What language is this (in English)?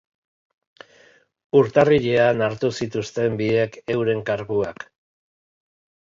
Basque